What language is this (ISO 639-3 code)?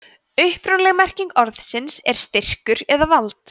isl